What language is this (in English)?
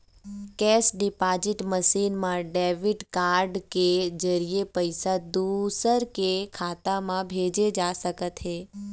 Chhattisgarhi